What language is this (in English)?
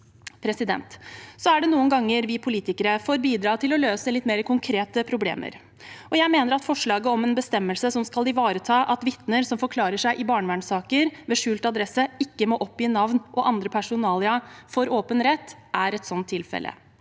Norwegian